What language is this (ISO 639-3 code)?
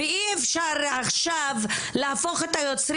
heb